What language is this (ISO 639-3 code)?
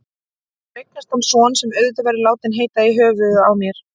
isl